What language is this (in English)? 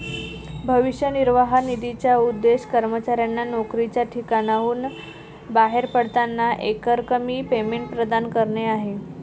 Marathi